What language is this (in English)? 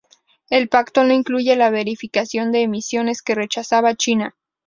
Spanish